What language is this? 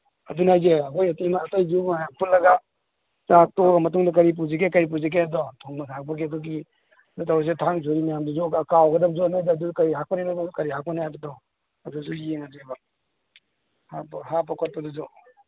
Manipuri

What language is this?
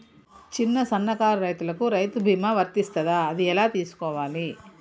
Telugu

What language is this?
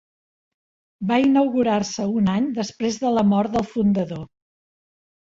Catalan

